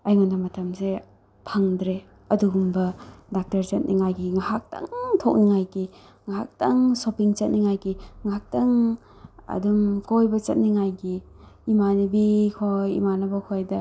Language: Manipuri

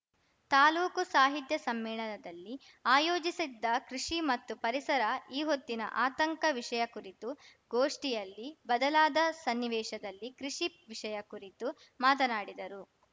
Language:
Kannada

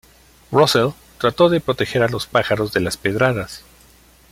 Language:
Spanish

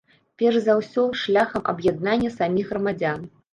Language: Belarusian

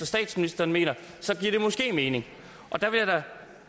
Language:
Danish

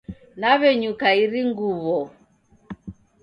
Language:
Taita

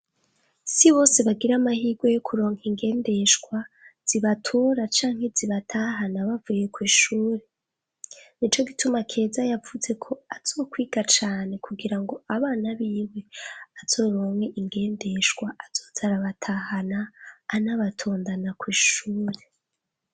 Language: Rundi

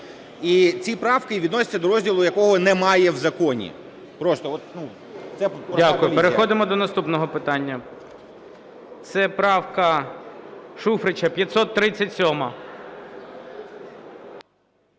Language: Ukrainian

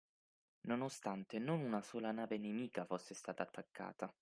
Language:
Italian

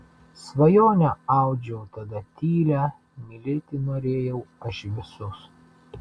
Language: Lithuanian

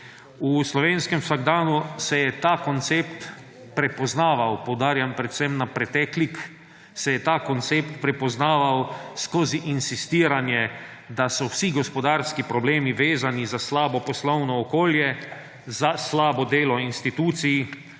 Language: Slovenian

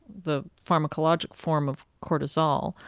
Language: English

